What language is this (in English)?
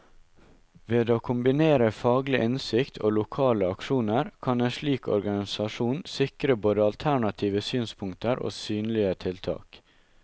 Norwegian